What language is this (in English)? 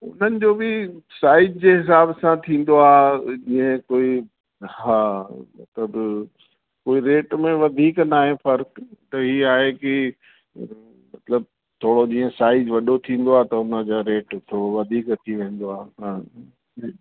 Sindhi